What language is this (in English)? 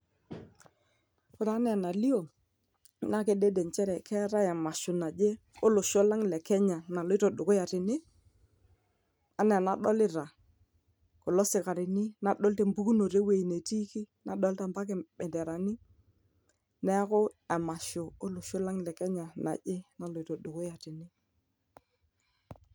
Masai